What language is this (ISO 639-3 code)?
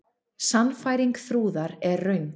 isl